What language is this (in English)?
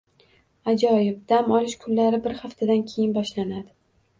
Uzbek